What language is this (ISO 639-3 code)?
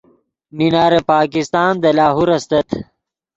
ydg